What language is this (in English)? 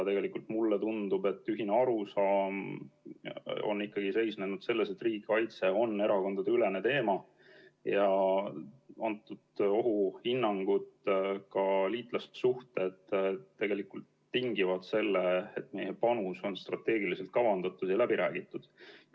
Estonian